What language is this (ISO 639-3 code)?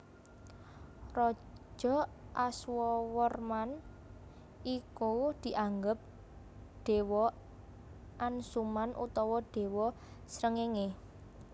jav